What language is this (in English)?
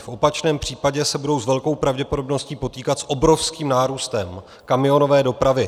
Czech